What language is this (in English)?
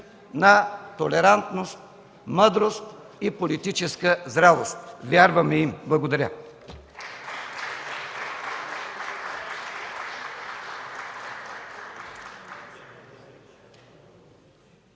Bulgarian